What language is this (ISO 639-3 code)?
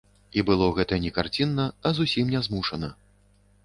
bel